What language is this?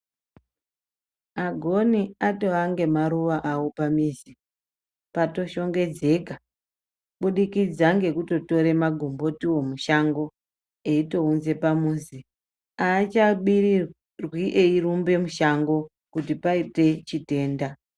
Ndau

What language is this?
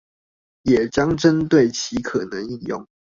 Chinese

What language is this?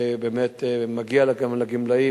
Hebrew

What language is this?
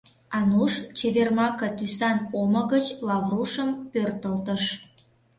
Mari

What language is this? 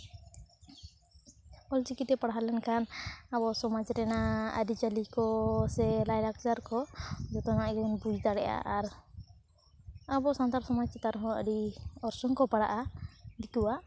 Santali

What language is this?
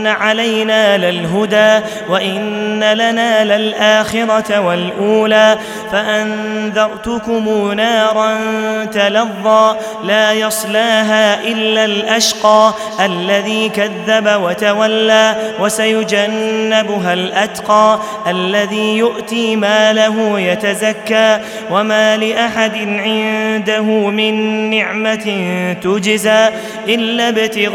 Arabic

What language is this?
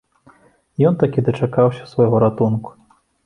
Belarusian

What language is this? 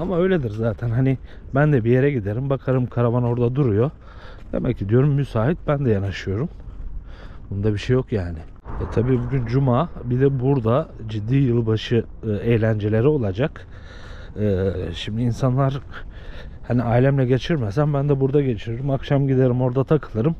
Turkish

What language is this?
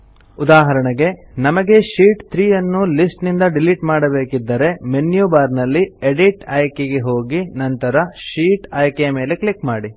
Kannada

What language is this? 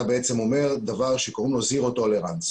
Hebrew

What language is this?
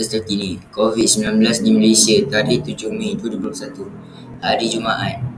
Malay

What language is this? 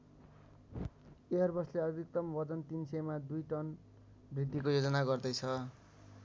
Nepali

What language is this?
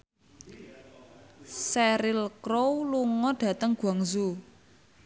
Javanese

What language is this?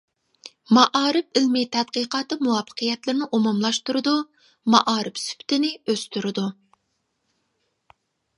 Uyghur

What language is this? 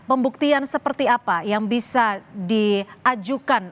Indonesian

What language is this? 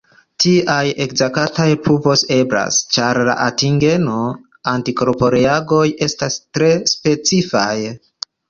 Esperanto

